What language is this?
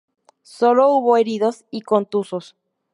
Spanish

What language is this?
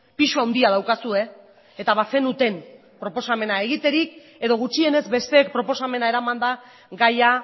Basque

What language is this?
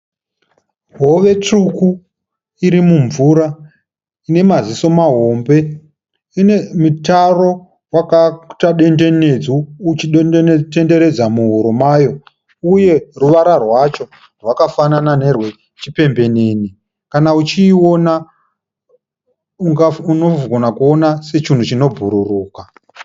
Shona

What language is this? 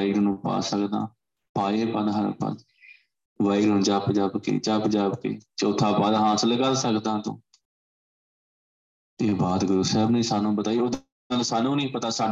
Punjabi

